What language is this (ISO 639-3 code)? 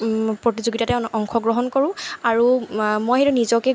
asm